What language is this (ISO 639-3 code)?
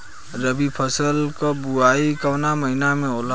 bho